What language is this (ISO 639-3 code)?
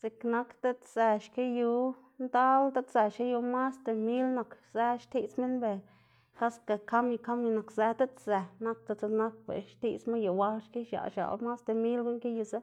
ztg